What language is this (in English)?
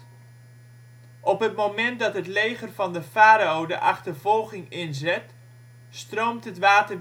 Dutch